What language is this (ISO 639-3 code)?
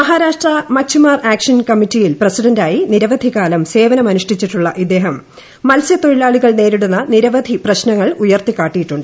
mal